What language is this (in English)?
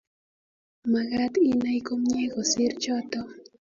Kalenjin